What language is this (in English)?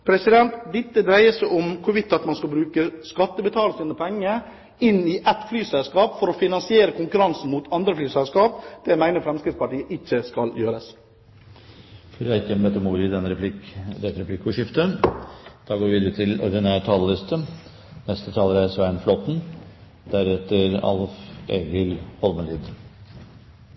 Norwegian